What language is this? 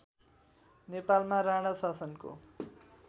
Nepali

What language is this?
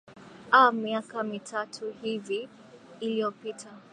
Swahili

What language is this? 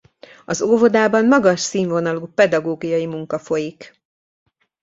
Hungarian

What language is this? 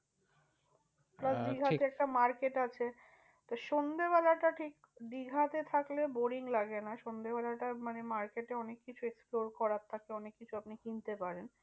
Bangla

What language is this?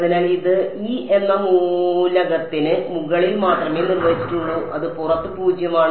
Malayalam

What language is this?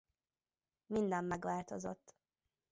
Hungarian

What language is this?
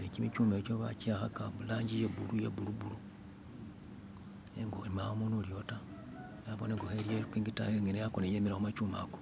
Masaaba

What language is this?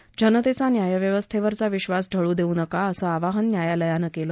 Marathi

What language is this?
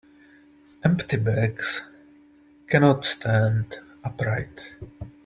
English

